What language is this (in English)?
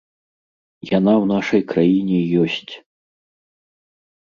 Belarusian